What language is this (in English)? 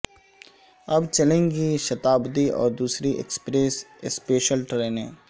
Urdu